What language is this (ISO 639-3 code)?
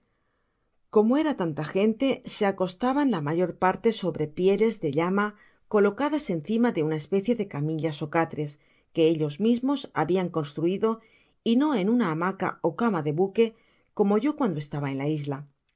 spa